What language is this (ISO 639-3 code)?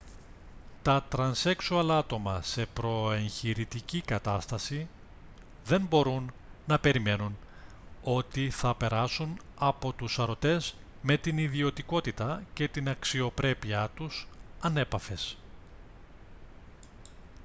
ell